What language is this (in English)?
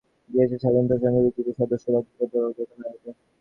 Bangla